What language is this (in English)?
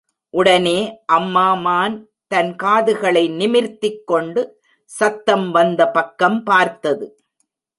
Tamil